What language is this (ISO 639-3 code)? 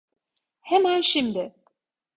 tur